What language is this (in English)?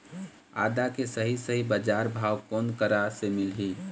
Chhattisgarhi